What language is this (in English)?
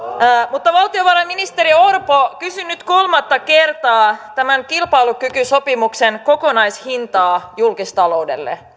Finnish